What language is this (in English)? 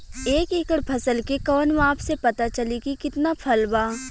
Bhojpuri